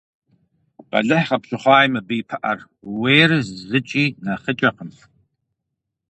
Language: Kabardian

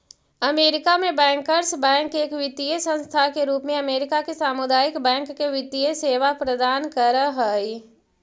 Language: Magahi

